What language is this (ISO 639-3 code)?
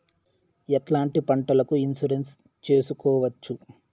tel